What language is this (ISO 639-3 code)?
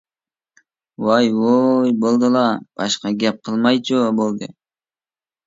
uig